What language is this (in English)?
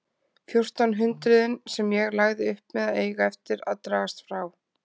Icelandic